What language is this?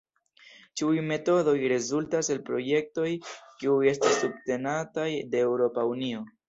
Esperanto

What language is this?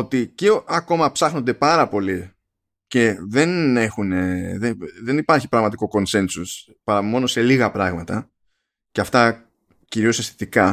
Greek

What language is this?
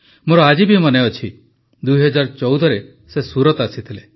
Odia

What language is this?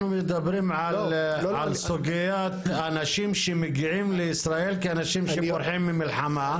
Hebrew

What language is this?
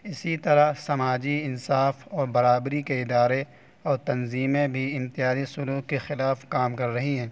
Urdu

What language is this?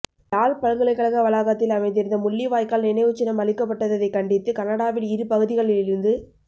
Tamil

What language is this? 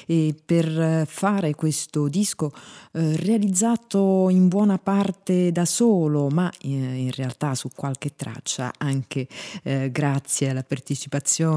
Italian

